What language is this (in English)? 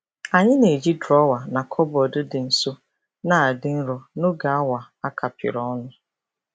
Igbo